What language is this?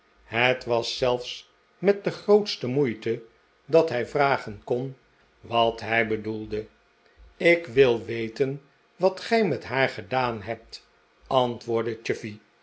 Dutch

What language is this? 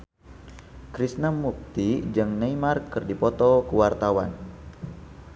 Sundanese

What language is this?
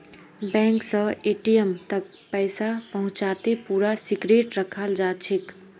Magahi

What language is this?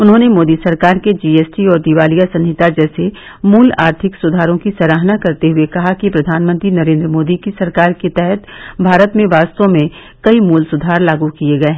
Hindi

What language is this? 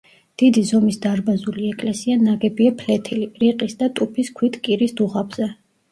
Georgian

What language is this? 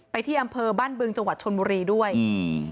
Thai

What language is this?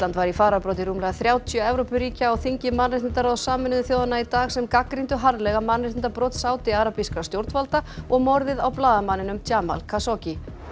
Icelandic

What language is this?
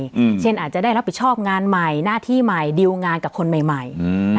Thai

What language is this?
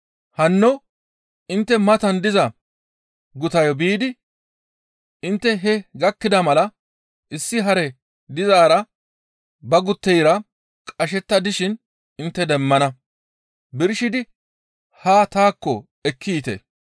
Gamo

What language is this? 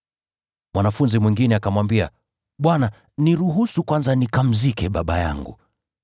Swahili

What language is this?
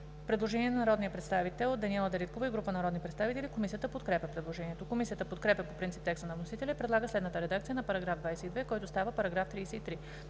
Bulgarian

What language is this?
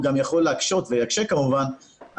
Hebrew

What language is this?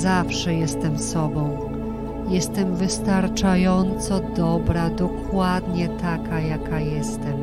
Polish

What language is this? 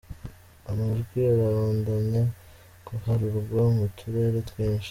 Kinyarwanda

